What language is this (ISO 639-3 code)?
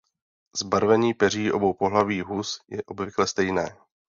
ces